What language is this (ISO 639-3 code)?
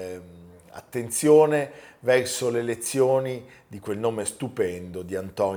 ita